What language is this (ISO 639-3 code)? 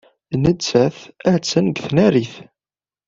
kab